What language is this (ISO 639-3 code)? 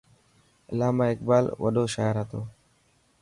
mki